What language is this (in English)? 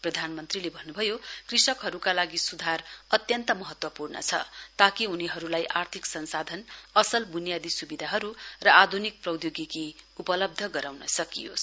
Nepali